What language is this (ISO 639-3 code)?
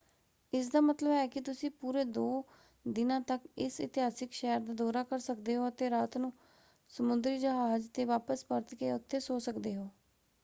pan